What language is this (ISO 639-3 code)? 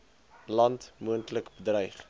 afr